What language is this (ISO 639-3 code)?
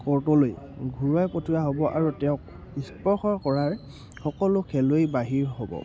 asm